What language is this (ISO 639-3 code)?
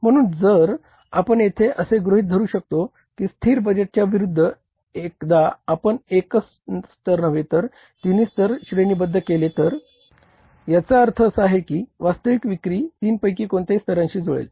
mar